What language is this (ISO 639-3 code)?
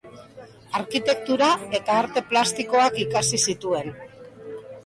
eus